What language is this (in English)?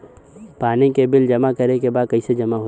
Bhojpuri